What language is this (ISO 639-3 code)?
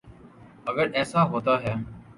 urd